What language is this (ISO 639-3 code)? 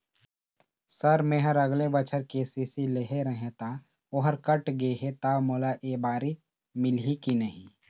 hne